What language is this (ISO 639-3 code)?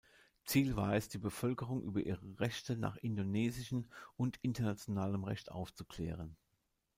deu